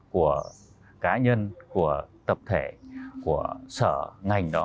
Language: Vietnamese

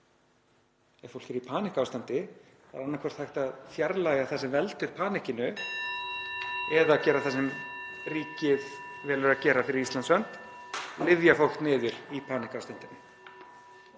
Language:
Icelandic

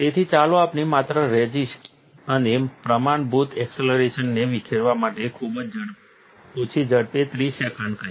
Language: Gujarati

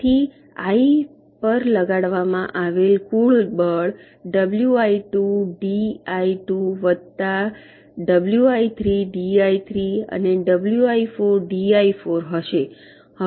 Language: Gujarati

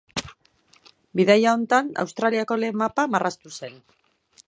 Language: Basque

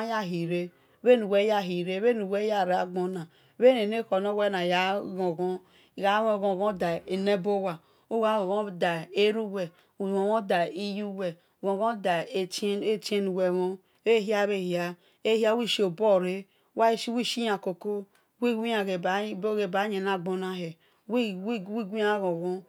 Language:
Esan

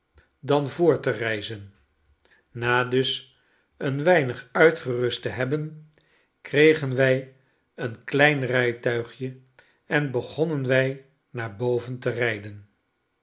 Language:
Dutch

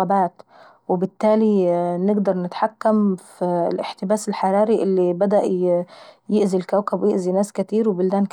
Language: Saidi Arabic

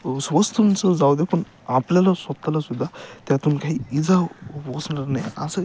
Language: Marathi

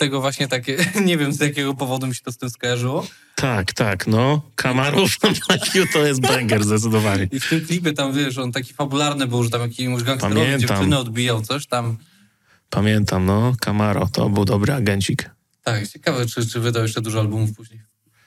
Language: Polish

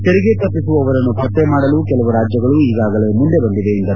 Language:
Kannada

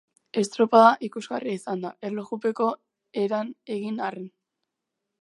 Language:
Basque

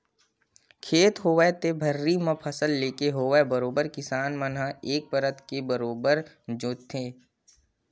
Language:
Chhattisgarhi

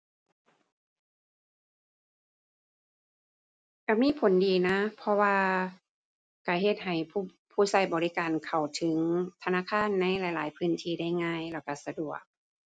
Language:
Thai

